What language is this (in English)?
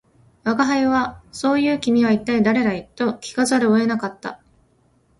Japanese